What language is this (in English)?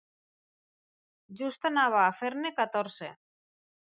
Catalan